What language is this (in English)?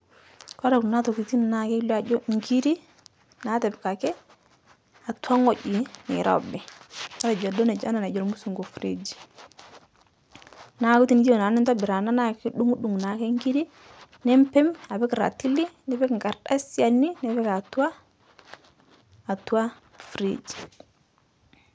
Masai